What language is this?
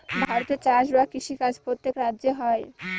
Bangla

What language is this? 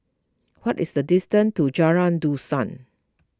English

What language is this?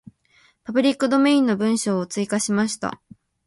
Japanese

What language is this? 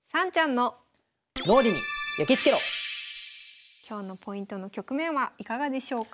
Japanese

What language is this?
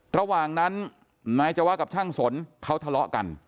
Thai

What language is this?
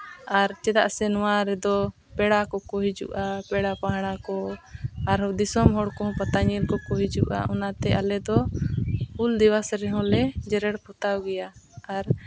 Santali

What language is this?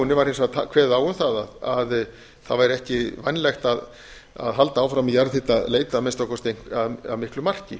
Icelandic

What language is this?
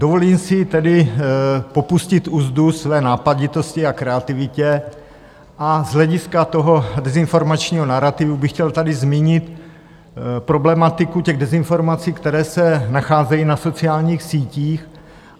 Czech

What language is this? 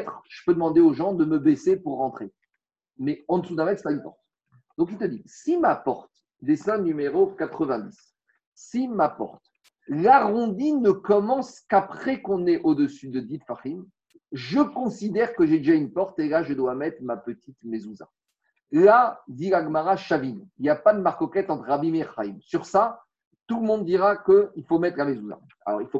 French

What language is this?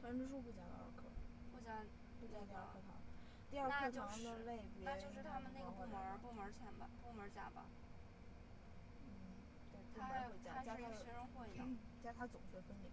Chinese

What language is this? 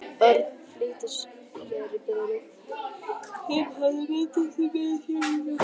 Icelandic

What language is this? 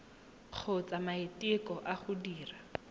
Tswana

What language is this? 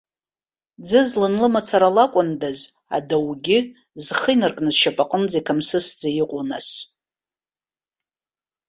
Abkhazian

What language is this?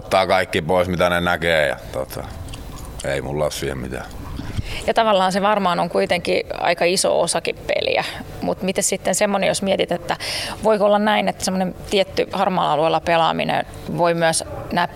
Finnish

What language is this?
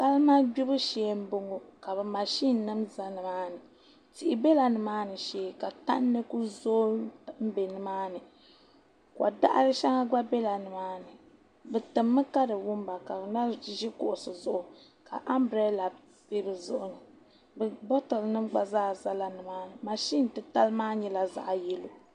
Dagbani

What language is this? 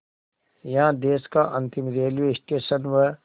Hindi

